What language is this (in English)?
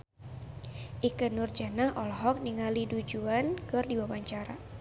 Sundanese